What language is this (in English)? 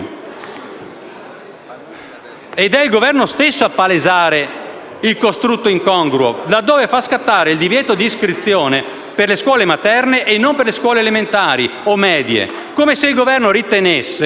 Italian